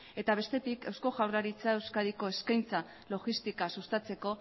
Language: Basque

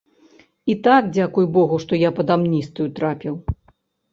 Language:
Belarusian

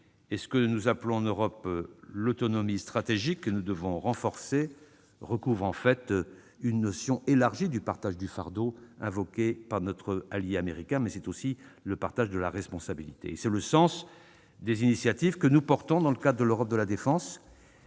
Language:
French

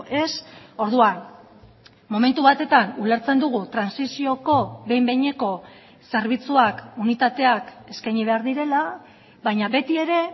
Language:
Basque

